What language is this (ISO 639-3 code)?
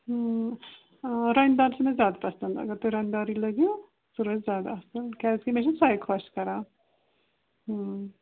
kas